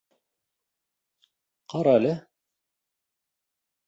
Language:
Bashkir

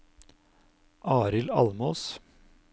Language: Norwegian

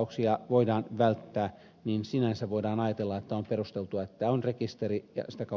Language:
Finnish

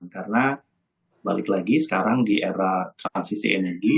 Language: Indonesian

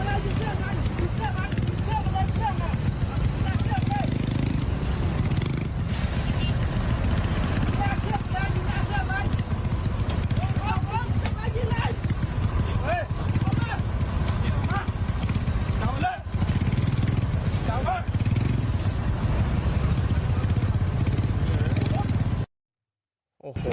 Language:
Thai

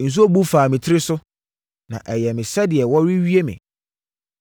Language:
Akan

